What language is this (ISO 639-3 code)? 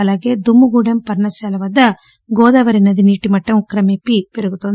tel